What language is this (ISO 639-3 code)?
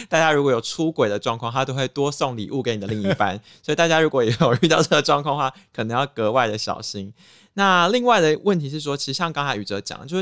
zho